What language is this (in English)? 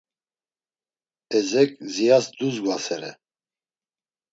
Laz